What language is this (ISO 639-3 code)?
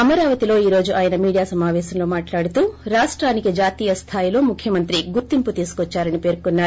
tel